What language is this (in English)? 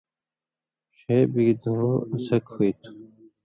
Indus Kohistani